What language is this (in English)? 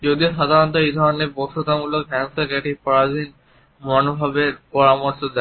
Bangla